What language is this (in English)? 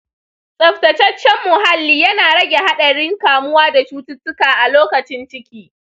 Hausa